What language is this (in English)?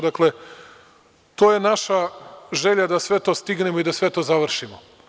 Serbian